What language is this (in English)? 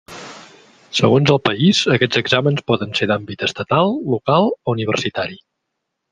Catalan